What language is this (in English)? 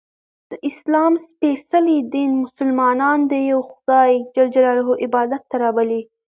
Pashto